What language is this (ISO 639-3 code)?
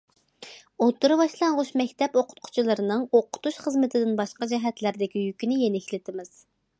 uig